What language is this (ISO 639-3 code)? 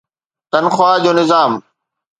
snd